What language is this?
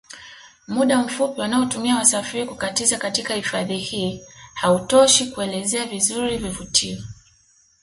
Swahili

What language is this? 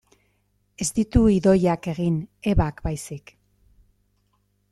Basque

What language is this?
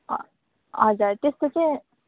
Nepali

